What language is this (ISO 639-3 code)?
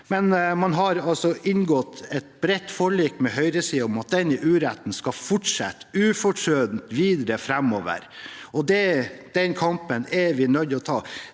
nor